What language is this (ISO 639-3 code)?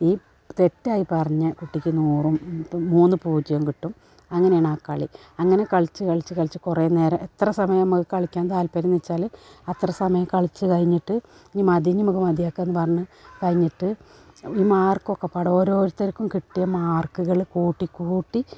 mal